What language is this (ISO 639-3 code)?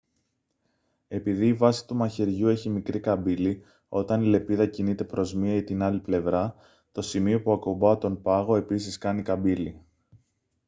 ell